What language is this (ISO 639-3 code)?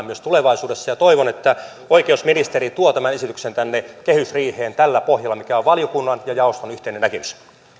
fin